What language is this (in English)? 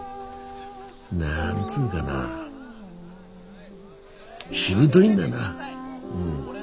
Japanese